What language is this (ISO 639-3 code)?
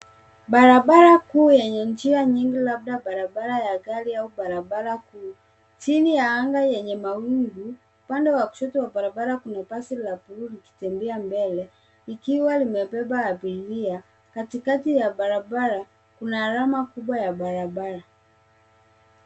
swa